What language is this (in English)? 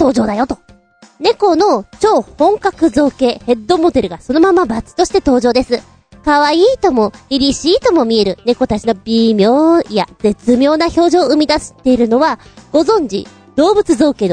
Japanese